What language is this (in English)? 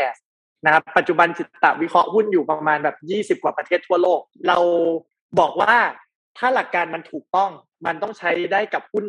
Thai